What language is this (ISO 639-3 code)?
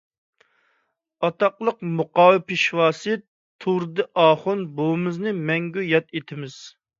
uig